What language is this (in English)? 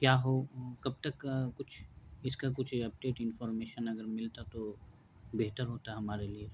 Urdu